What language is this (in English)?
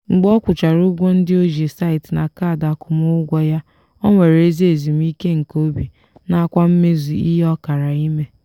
Igbo